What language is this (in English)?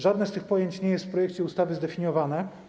Polish